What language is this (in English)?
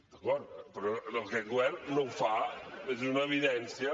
Catalan